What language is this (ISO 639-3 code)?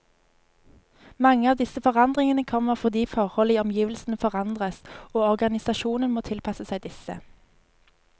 nor